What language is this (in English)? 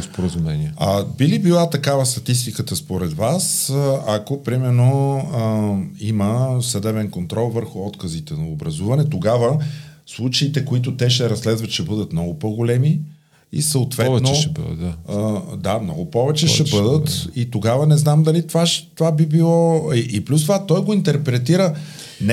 Bulgarian